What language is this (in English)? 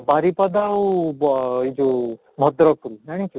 Odia